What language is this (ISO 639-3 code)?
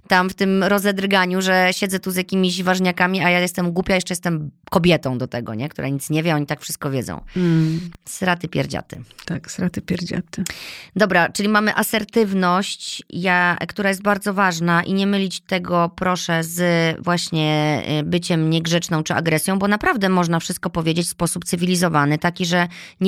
pol